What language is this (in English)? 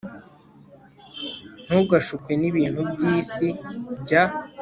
Kinyarwanda